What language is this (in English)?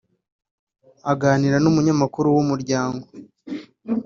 Kinyarwanda